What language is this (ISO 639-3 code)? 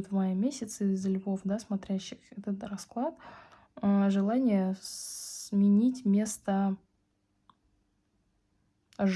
rus